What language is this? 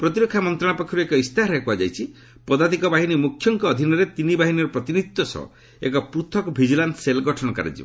Odia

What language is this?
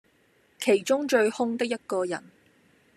Cantonese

